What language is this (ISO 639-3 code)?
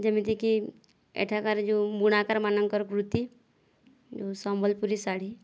ori